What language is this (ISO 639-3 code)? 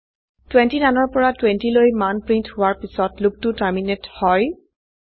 asm